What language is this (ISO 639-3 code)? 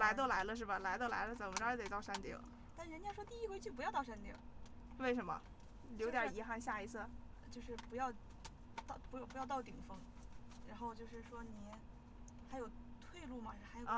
zho